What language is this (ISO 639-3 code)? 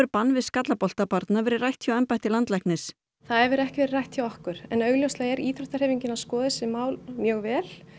isl